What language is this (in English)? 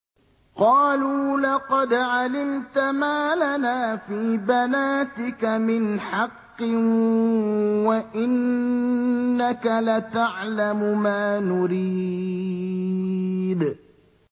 Arabic